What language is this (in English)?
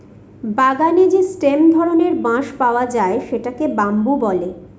Bangla